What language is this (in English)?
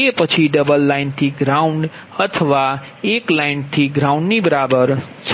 Gujarati